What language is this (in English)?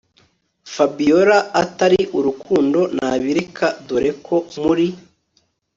Kinyarwanda